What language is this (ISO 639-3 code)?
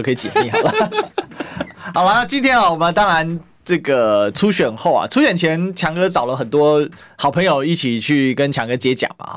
zho